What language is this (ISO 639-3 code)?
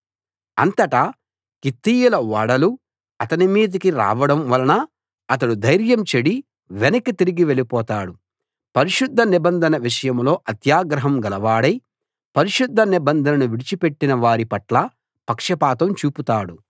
tel